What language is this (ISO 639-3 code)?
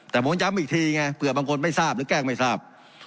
tha